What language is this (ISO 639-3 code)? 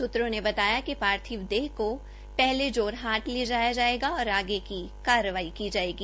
hin